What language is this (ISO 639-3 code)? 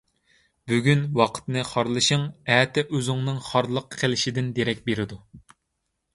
uig